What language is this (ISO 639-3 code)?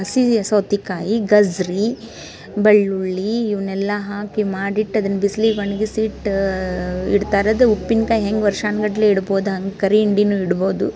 kan